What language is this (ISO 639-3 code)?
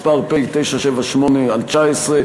heb